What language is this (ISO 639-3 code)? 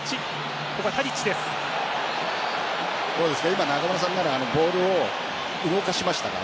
jpn